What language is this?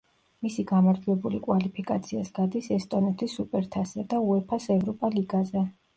Georgian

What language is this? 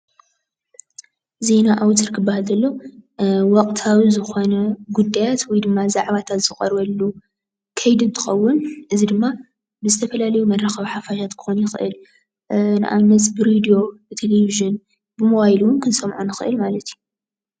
Tigrinya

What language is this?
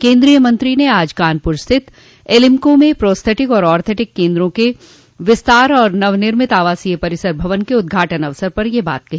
Hindi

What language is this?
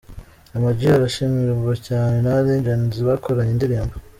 Kinyarwanda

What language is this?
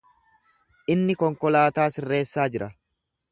Oromo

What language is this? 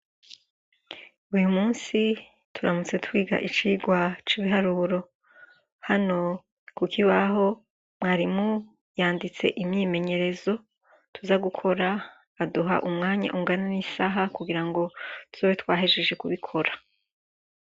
Rundi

